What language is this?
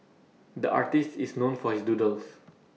English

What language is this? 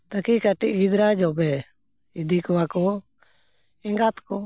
Santali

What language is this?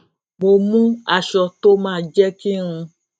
Yoruba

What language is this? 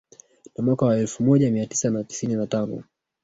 Swahili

